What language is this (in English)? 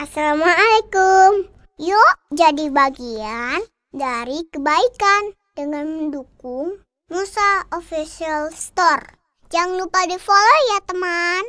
Indonesian